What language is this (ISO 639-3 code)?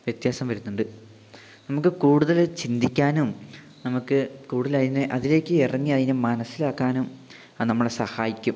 mal